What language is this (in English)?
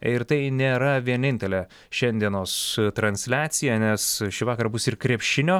Lithuanian